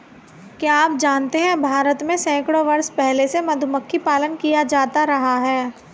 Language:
Hindi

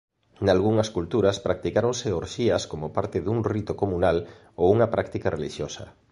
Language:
Galician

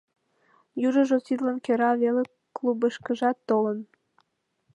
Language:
Mari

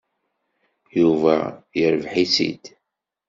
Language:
Kabyle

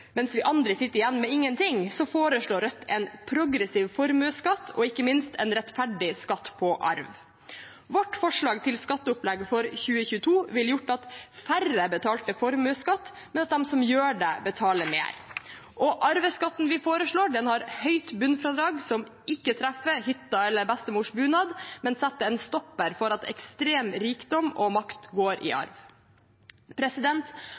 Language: Norwegian Bokmål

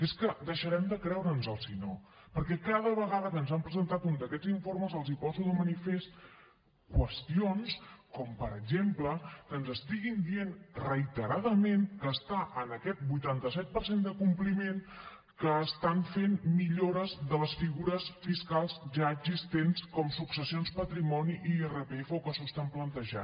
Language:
Catalan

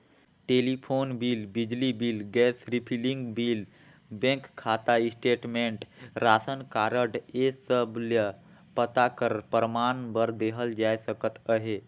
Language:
Chhattisgarhi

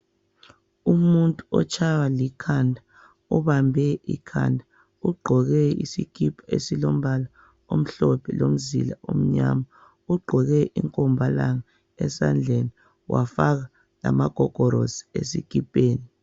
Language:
North Ndebele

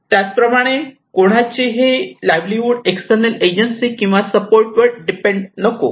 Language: Marathi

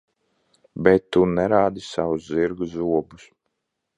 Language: Latvian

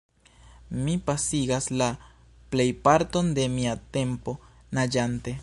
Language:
Esperanto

